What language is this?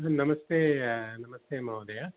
Sanskrit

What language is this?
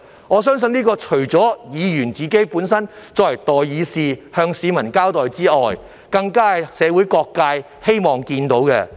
Cantonese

